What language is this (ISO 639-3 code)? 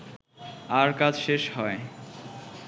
ben